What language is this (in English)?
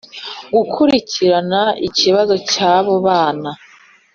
Kinyarwanda